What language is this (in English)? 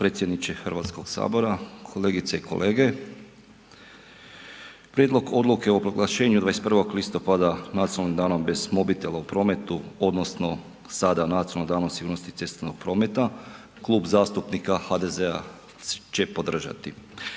Croatian